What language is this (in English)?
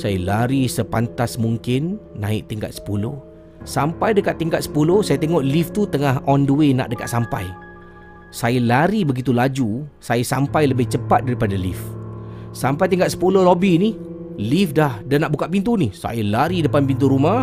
Malay